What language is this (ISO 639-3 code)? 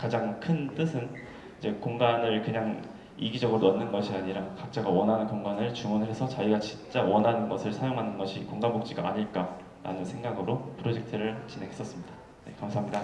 kor